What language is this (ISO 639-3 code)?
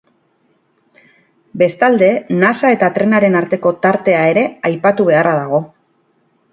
eus